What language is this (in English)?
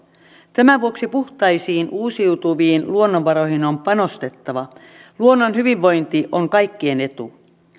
Finnish